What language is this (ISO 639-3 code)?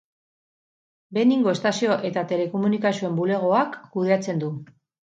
eus